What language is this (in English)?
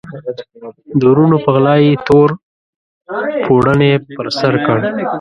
Pashto